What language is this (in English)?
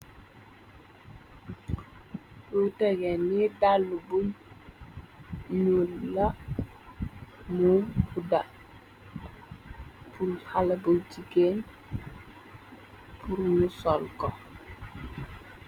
Wolof